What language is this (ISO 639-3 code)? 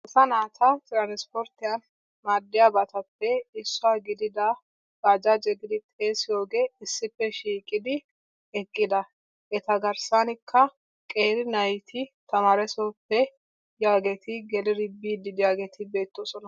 wal